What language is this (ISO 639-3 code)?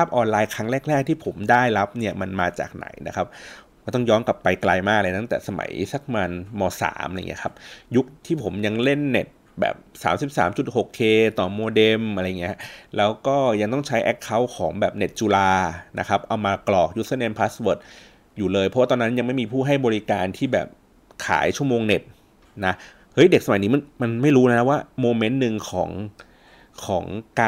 tha